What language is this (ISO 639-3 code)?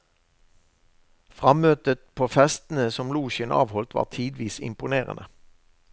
nor